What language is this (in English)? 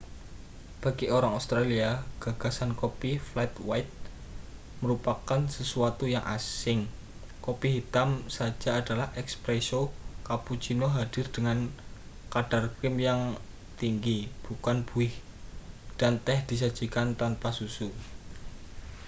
Indonesian